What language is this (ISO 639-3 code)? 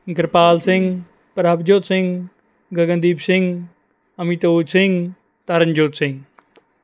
pan